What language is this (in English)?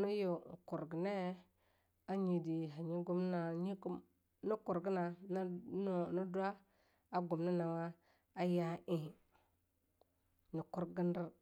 Longuda